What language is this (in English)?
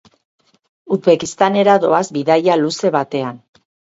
Basque